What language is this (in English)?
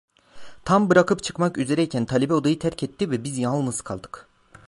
Turkish